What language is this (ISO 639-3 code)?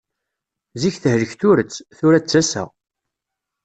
kab